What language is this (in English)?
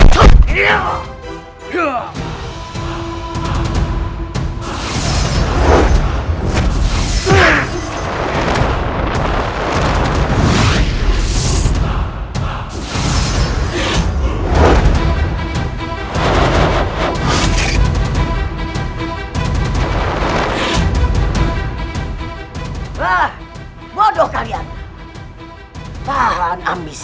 Indonesian